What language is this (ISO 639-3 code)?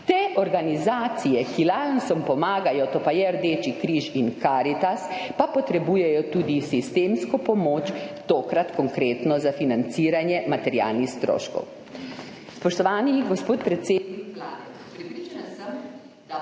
slv